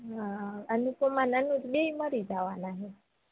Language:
Gujarati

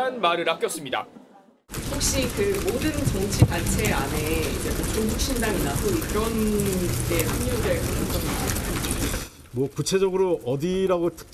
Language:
Korean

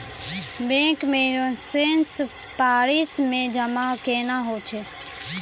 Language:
Maithili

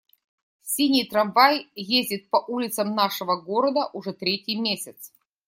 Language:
Russian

